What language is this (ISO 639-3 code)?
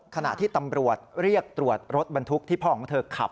tha